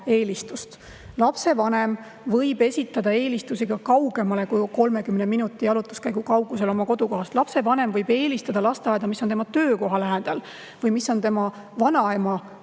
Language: Estonian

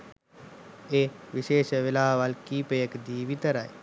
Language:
Sinhala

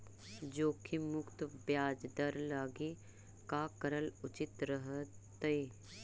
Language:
Magahi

